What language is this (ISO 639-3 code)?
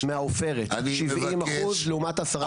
heb